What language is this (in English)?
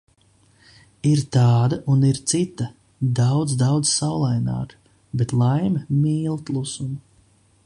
Latvian